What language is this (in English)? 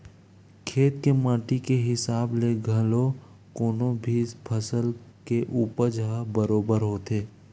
Chhattisgarhi